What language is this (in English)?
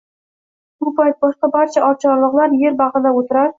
Uzbek